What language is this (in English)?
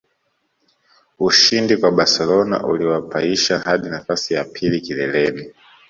Swahili